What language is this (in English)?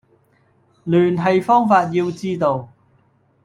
Cantonese